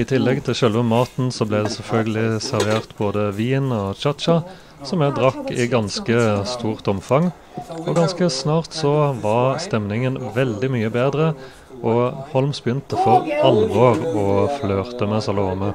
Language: Norwegian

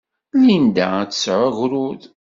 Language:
Kabyle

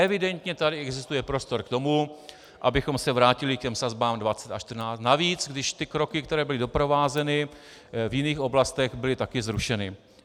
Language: Czech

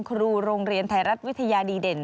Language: Thai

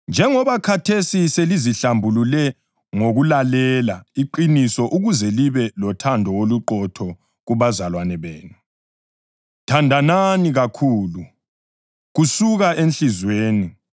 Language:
North Ndebele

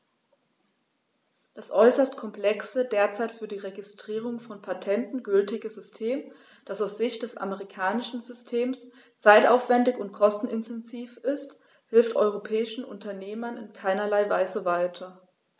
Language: German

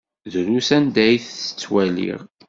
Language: Kabyle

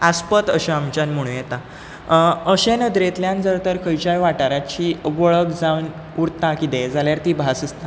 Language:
Konkani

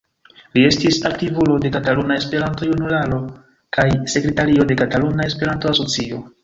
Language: Esperanto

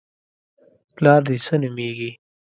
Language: Pashto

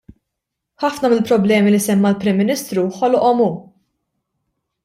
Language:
Maltese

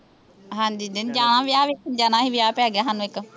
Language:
Punjabi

